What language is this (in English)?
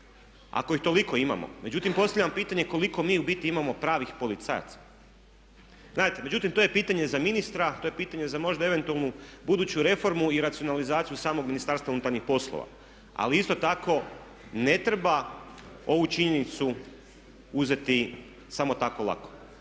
Croatian